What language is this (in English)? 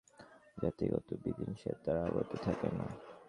Bangla